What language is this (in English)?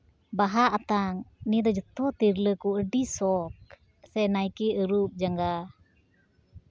Santali